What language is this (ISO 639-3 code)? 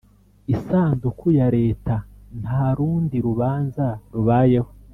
kin